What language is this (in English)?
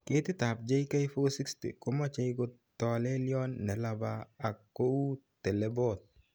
Kalenjin